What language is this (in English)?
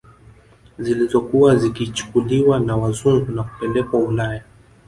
Swahili